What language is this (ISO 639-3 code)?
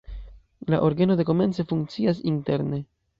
epo